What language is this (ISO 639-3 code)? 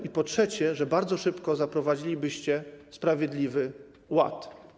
pol